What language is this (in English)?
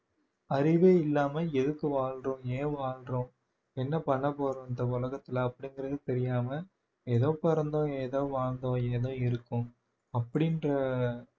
Tamil